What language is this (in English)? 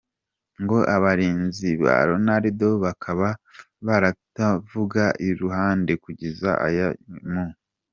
Kinyarwanda